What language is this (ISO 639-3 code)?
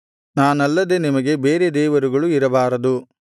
kan